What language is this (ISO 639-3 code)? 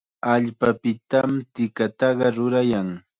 qxa